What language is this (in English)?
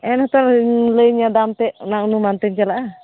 Santali